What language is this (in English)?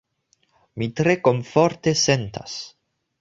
Esperanto